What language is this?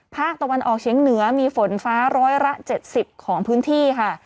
Thai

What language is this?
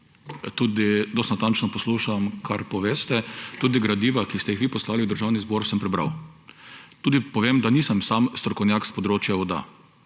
Slovenian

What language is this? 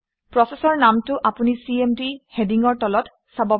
Assamese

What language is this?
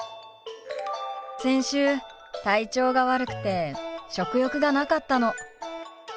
Japanese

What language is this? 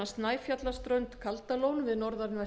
Icelandic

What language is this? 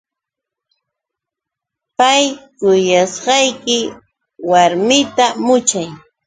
Yauyos Quechua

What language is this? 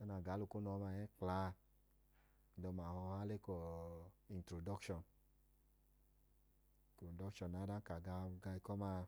Idoma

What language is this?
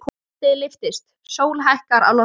Icelandic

